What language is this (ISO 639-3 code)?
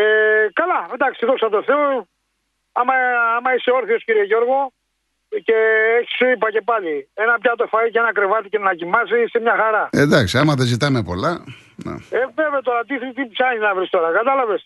ell